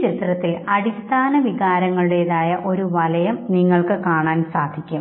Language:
Malayalam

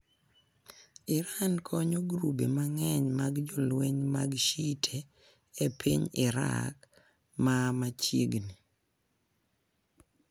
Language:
Luo (Kenya and Tanzania)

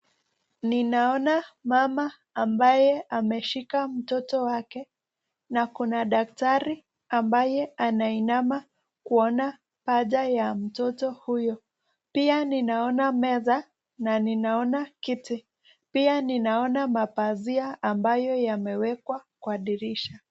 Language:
Swahili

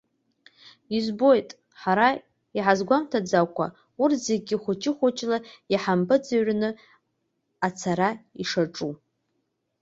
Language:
Abkhazian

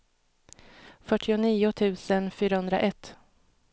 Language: Swedish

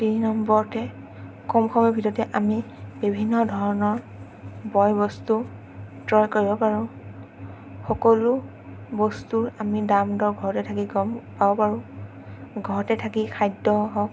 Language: Assamese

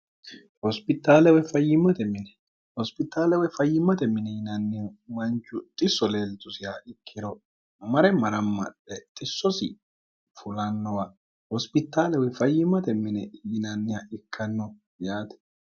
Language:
Sidamo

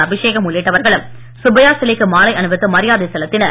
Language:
Tamil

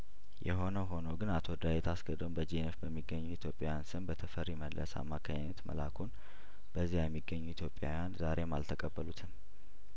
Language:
Amharic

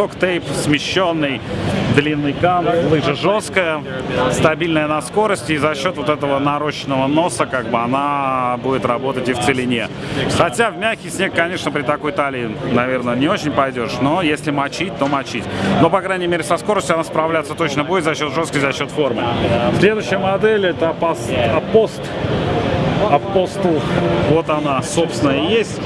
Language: Russian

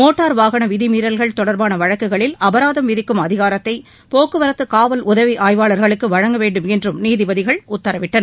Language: Tamil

